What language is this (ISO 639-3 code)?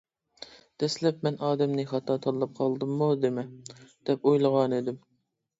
uig